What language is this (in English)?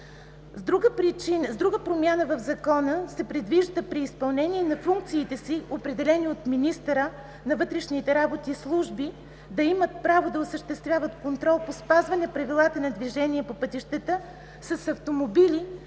Bulgarian